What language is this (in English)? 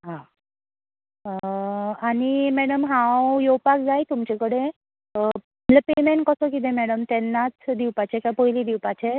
Konkani